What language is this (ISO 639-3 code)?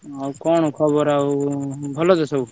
ori